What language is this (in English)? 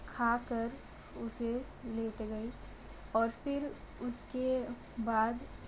Hindi